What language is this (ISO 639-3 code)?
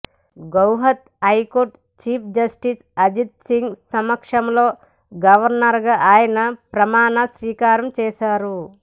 tel